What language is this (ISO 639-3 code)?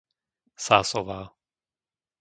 slk